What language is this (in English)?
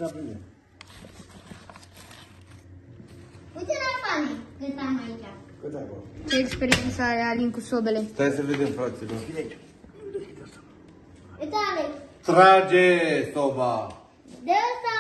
Romanian